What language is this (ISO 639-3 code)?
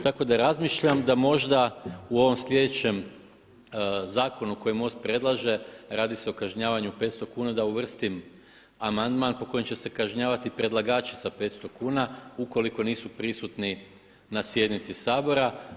hrv